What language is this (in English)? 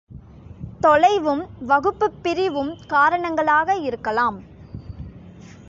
Tamil